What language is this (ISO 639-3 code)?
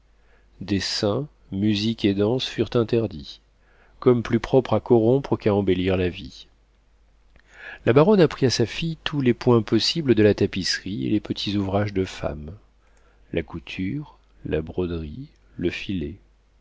fra